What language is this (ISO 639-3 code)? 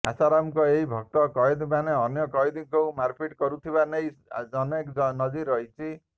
ori